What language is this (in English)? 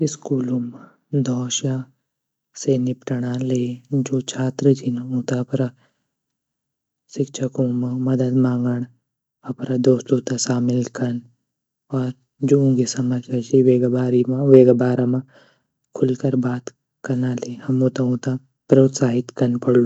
Garhwali